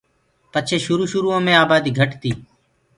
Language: Gurgula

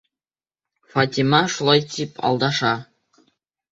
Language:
Bashkir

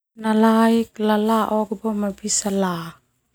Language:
Termanu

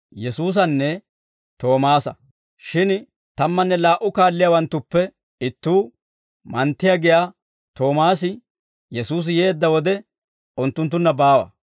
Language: Dawro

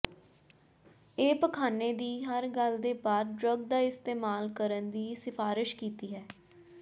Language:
Punjabi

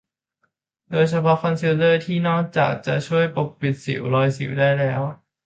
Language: Thai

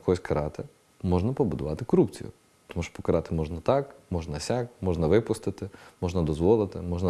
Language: Ukrainian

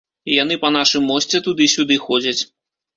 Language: Belarusian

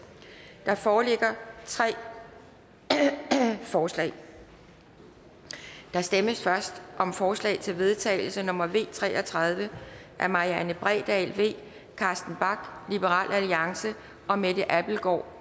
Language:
Danish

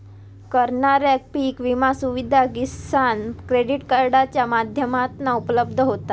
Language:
Marathi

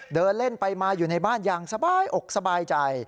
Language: Thai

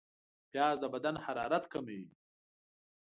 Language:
Pashto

